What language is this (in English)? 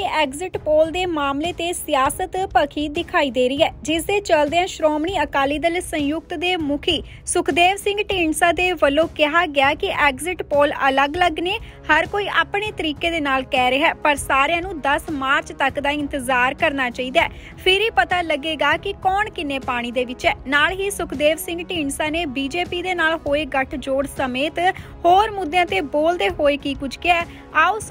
Hindi